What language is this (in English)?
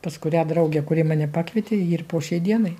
Lithuanian